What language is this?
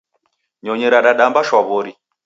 Taita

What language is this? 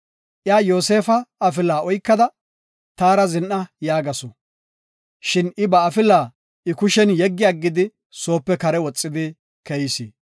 Gofa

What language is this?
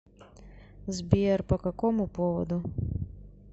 Russian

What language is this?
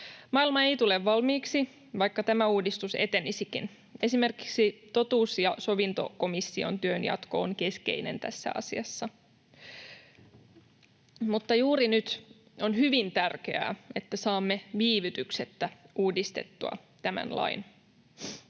Finnish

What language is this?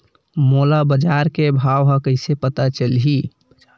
Chhattisgarhi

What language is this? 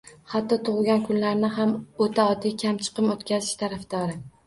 Uzbek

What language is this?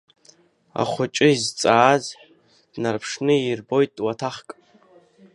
Abkhazian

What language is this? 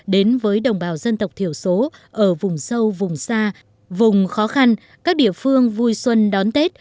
Vietnamese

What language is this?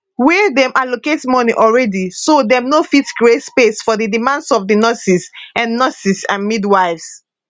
Nigerian Pidgin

